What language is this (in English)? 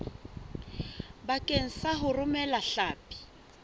Southern Sotho